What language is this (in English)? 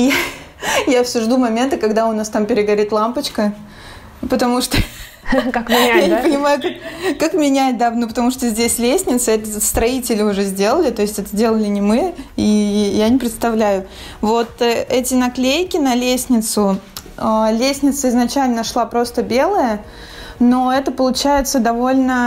Russian